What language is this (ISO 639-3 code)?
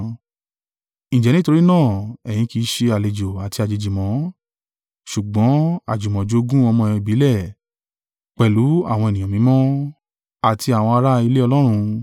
yor